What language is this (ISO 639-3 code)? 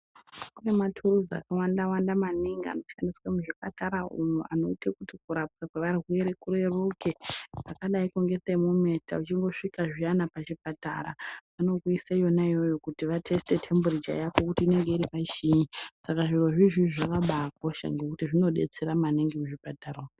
ndc